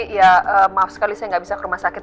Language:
Indonesian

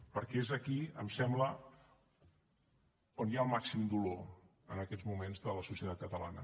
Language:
Catalan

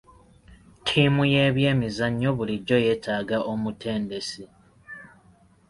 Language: Ganda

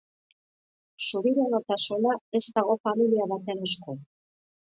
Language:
Basque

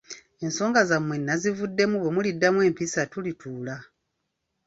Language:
Ganda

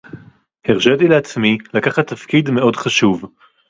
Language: Hebrew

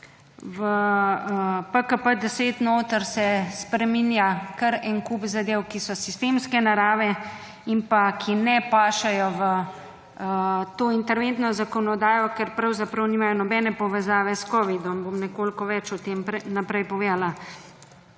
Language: Slovenian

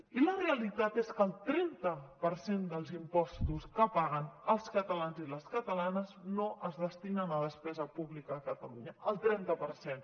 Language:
Catalan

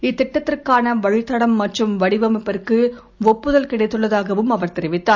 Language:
Tamil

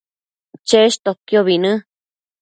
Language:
Matsés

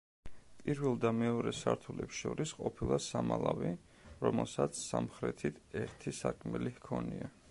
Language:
Georgian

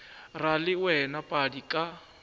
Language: Northern Sotho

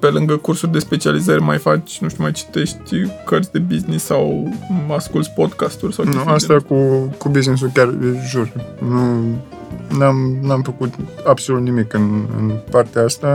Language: Romanian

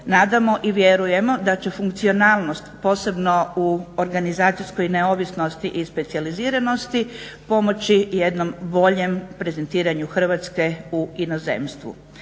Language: Croatian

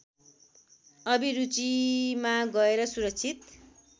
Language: Nepali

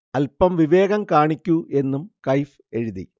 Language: Malayalam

